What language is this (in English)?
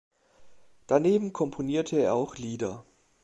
German